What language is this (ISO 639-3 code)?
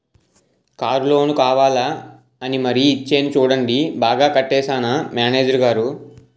tel